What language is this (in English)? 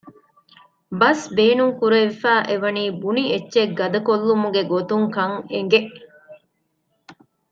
Divehi